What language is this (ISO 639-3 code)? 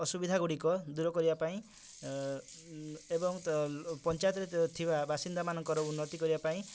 ori